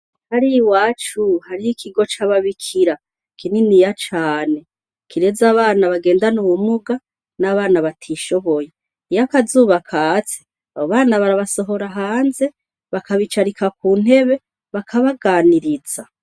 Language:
Rundi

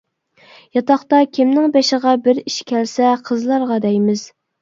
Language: Uyghur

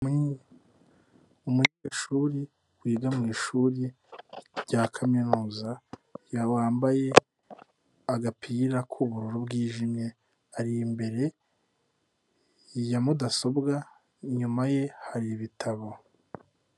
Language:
Kinyarwanda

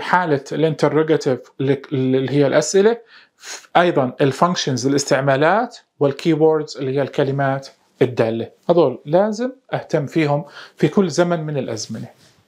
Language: Arabic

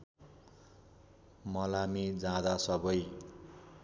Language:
Nepali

